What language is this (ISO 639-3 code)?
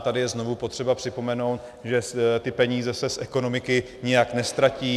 ces